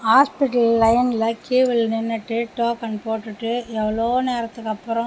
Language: Tamil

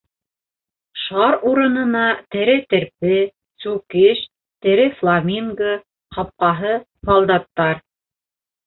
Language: Bashkir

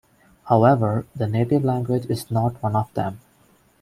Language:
English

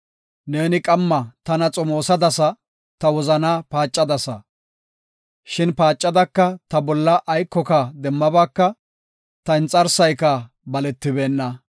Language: Gofa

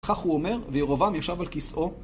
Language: Hebrew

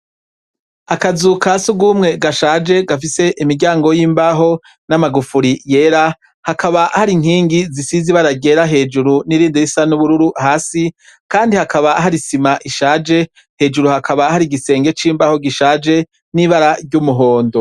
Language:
Rundi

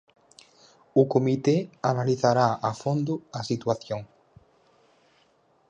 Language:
Galician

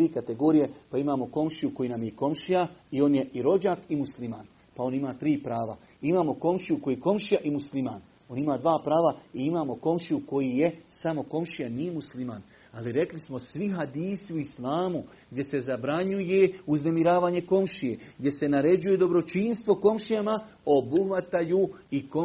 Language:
Croatian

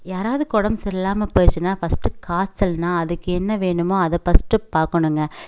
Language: Tamil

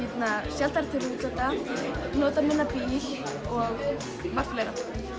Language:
Icelandic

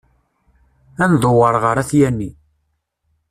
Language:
Kabyle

